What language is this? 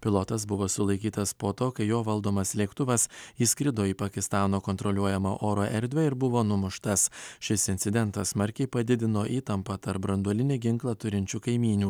Lithuanian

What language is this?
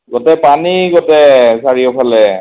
Assamese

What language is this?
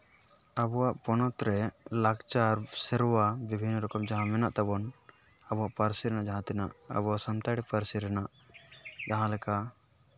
Santali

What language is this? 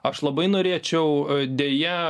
Lithuanian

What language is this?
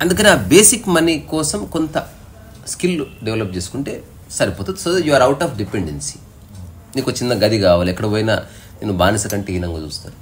Telugu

